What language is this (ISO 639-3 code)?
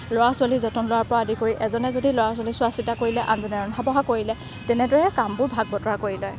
asm